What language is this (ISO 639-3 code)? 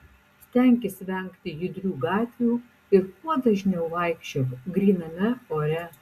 lit